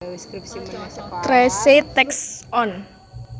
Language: Javanese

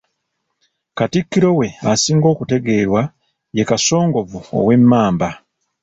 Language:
Ganda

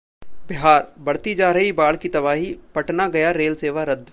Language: Hindi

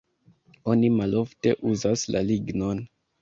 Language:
Esperanto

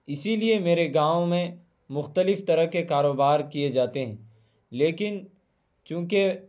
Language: Urdu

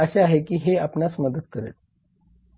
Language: Marathi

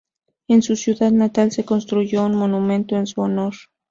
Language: Spanish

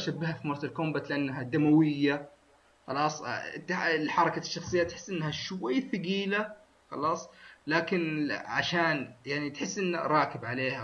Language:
Arabic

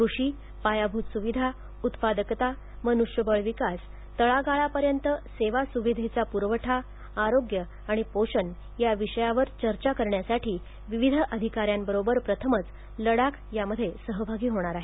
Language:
Marathi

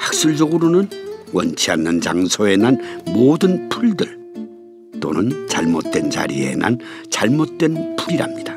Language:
Korean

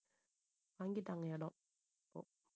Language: Tamil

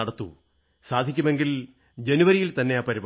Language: Malayalam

